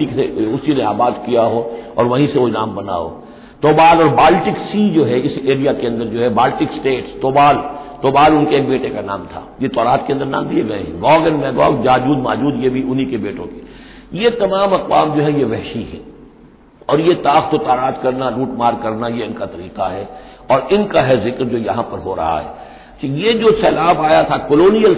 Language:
Hindi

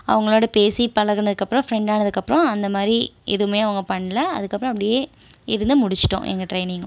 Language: Tamil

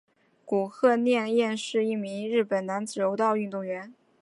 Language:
Chinese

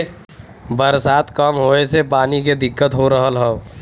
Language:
Bhojpuri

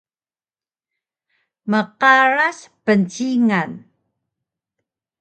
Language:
Taroko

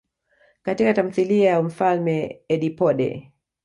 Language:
Swahili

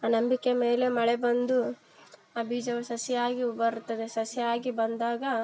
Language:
Kannada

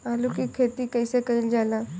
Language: Bhojpuri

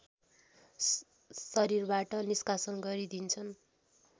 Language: Nepali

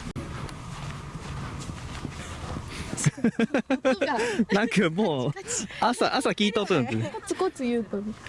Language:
Japanese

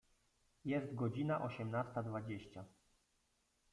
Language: Polish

